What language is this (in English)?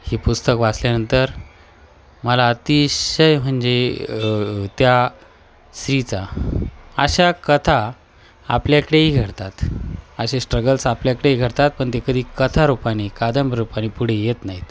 Marathi